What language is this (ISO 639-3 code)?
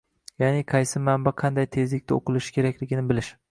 uzb